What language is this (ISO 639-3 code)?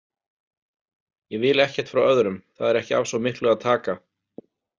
isl